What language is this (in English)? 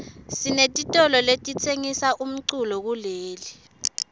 Swati